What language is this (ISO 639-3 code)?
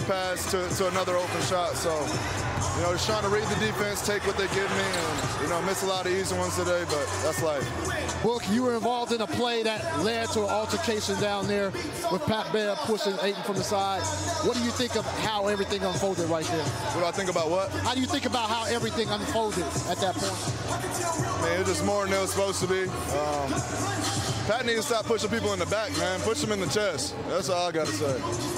eng